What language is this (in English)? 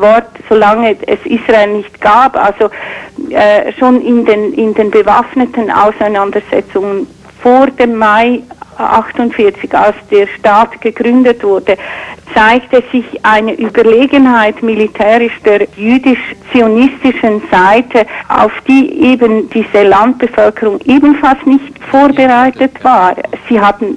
German